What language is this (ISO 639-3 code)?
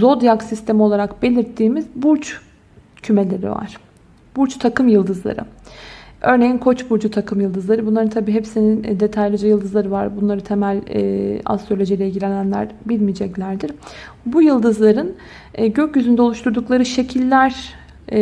tur